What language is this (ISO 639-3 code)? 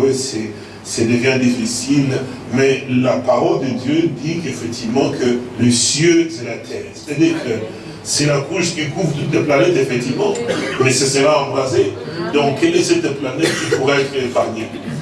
fra